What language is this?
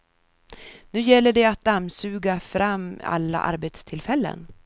Swedish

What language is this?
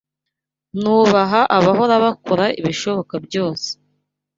Kinyarwanda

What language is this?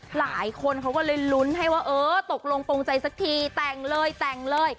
Thai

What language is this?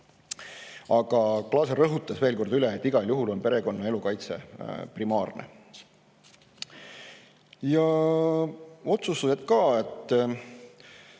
Estonian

